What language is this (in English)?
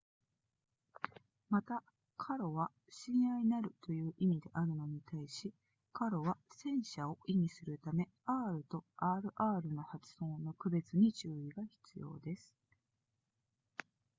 Japanese